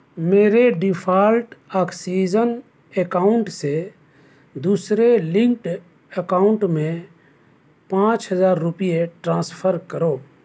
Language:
Urdu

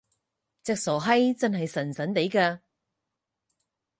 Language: Cantonese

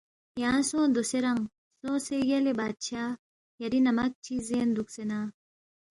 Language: Balti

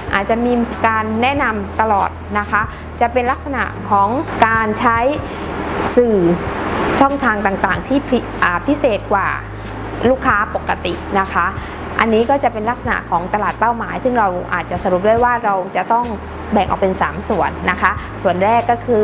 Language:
Thai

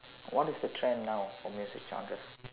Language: English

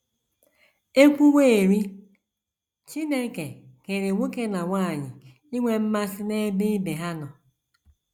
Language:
Igbo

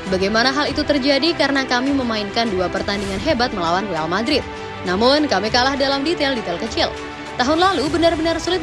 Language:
Indonesian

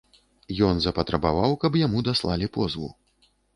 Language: Belarusian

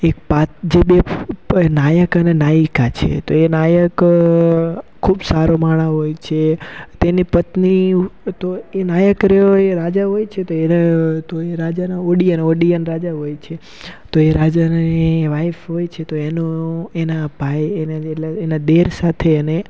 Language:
Gujarati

